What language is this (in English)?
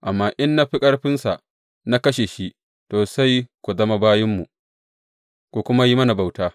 Hausa